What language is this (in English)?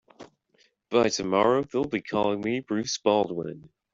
English